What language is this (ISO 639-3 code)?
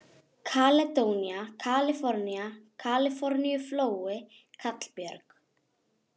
isl